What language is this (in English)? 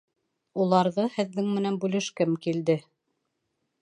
Bashkir